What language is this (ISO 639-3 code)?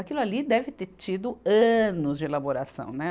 por